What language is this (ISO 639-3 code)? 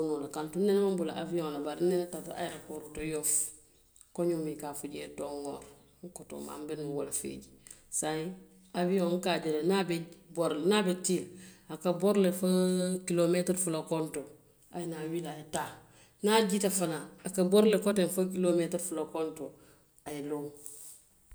mlq